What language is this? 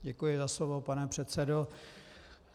Czech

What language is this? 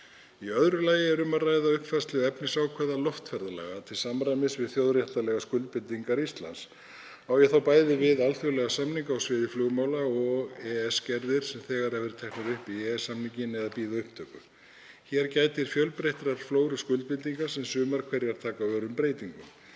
Icelandic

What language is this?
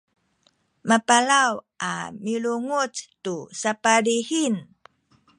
Sakizaya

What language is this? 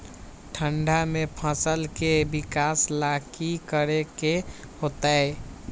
Magahi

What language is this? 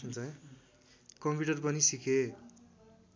Nepali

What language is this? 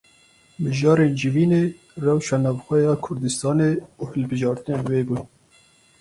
Kurdish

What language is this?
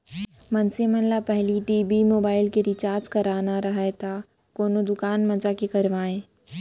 Chhattisgarhi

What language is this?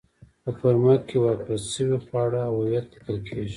Pashto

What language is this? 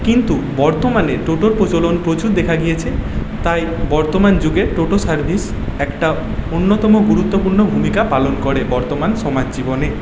Bangla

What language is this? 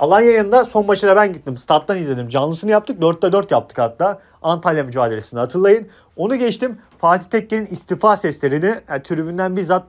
Turkish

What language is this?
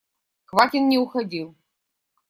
Russian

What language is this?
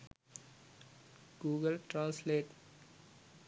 Sinhala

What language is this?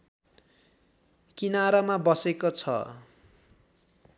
Nepali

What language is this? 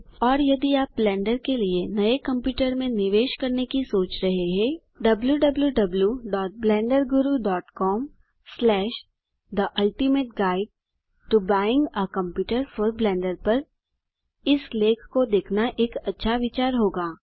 Hindi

